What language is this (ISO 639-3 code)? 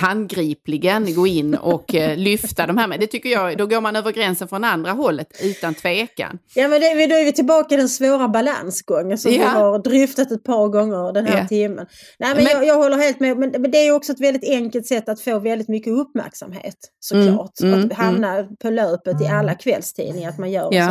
swe